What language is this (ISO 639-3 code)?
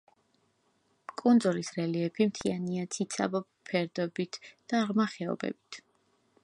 kat